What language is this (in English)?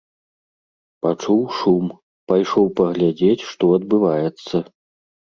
Belarusian